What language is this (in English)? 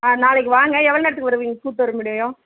Tamil